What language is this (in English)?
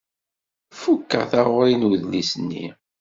Kabyle